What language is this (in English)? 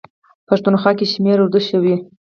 Pashto